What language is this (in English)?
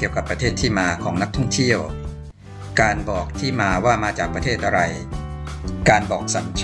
Thai